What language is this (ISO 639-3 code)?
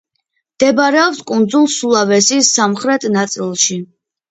kat